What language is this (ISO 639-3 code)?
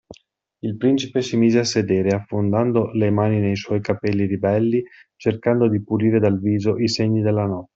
ita